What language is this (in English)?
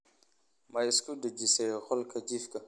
Somali